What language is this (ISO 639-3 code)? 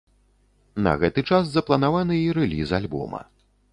bel